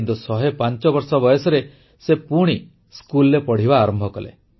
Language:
Odia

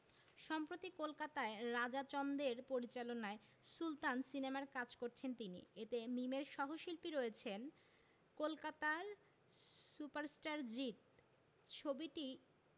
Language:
Bangla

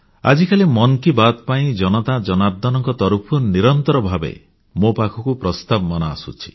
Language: Odia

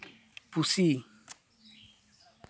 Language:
Santali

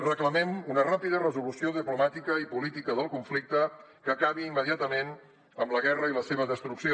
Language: Catalan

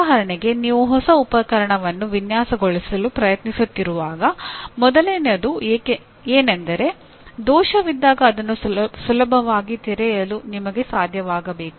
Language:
Kannada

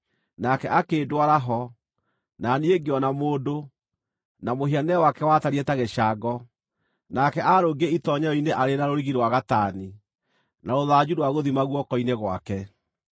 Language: Kikuyu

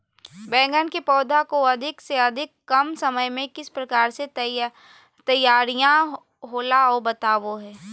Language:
Magahi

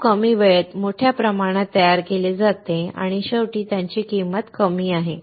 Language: Marathi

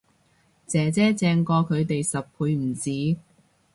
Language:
Cantonese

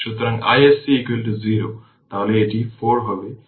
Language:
Bangla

